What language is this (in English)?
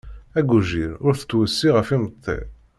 Kabyle